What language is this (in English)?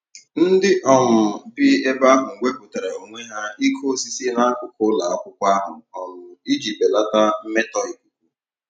Igbo